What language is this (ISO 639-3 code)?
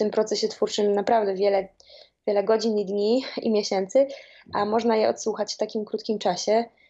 pol